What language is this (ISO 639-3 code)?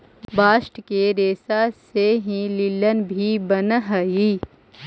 mag